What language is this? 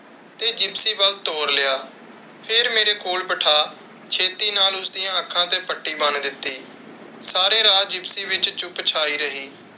Punjabi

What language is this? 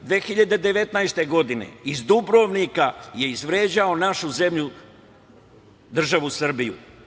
Serbian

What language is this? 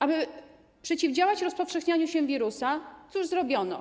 Polish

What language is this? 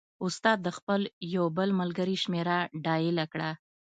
Pashto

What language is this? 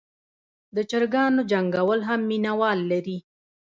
Pashto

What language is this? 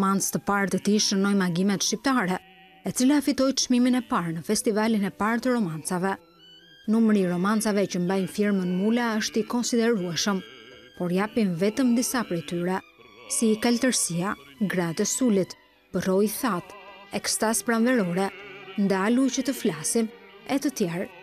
Romanian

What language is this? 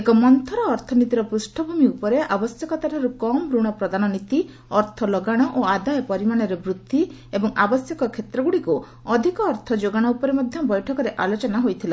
Odia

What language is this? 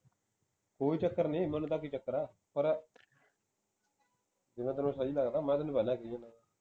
Punjabi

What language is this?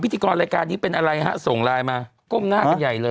Thai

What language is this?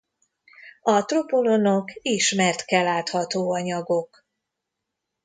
Hungarian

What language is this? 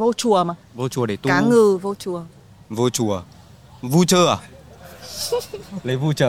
Vietnamese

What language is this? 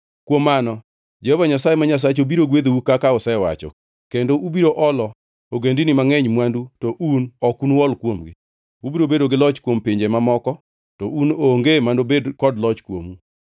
Luo (Kenya and Tanzania)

